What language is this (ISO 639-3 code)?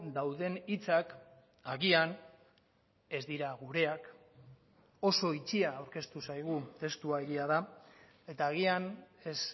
eus